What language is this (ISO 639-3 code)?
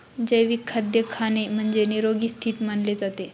mar